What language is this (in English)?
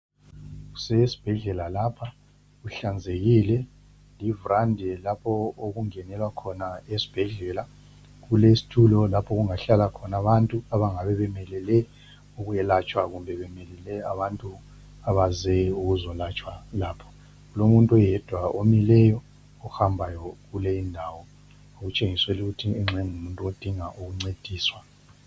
North Ndebele